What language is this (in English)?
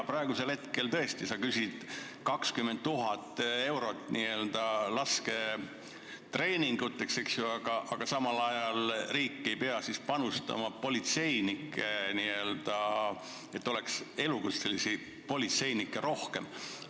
Estonian